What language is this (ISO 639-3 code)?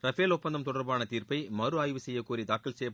tam